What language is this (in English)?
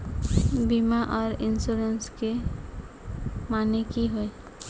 Magahi